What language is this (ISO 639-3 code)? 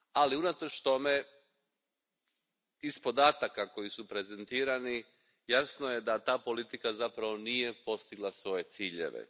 hrv